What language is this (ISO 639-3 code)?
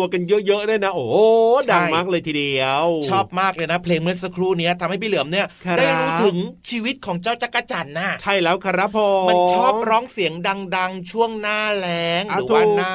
tha